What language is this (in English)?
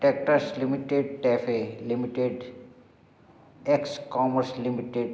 Hindi